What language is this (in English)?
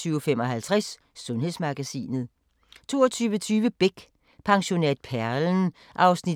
Danish